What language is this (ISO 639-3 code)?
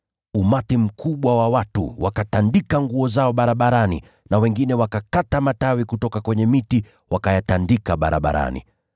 swa